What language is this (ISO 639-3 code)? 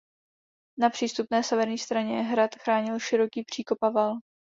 ces